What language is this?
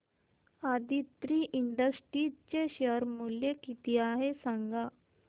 Marathi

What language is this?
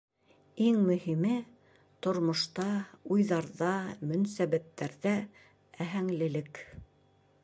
Bashkir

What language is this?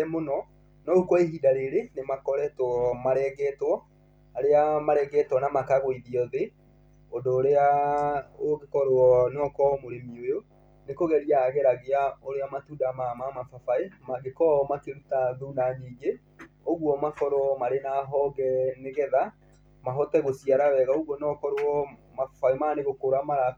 Kikuyu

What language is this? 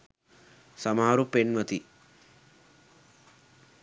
Sinhala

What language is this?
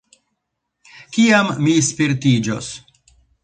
Esperanto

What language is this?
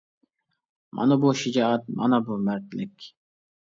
Uyghur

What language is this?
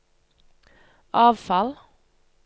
Norwegian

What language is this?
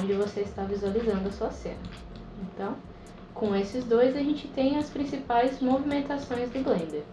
Portuguese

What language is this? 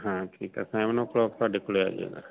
Punjabi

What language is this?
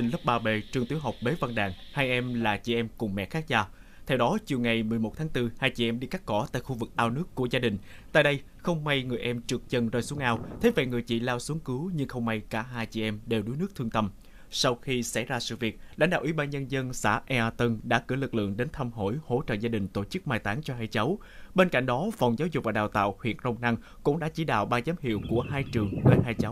Vietnamese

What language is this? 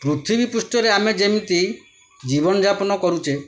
Odia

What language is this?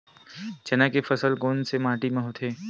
Chhattisgarhi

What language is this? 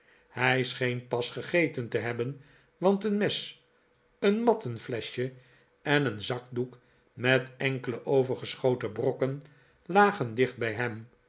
Dutch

